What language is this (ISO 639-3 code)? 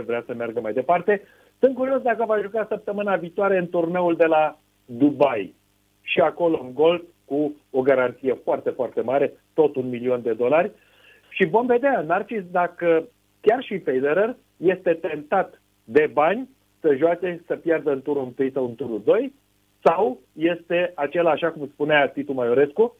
ron